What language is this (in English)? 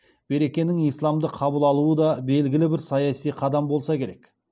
Kazakh